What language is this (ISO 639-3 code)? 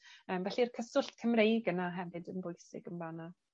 cym